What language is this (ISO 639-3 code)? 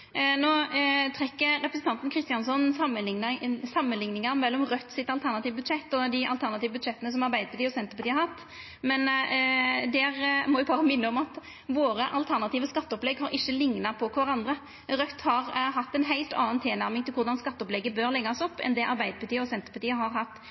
nno